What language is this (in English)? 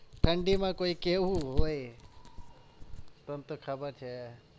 Gujarati